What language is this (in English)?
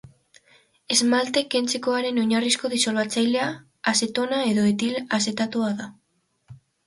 Basque